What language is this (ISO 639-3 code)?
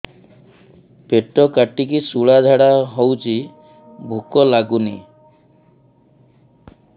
ori